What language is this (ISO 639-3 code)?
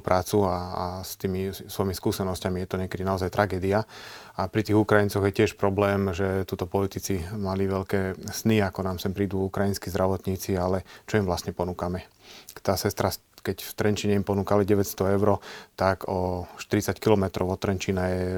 slk